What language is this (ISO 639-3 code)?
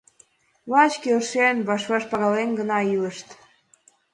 chm